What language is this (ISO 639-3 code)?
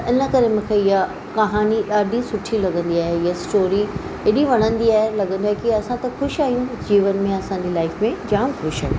snd